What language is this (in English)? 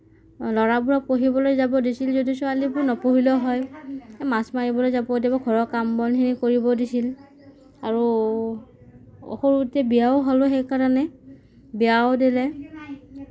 Assamese